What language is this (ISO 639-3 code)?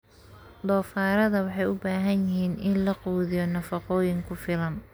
som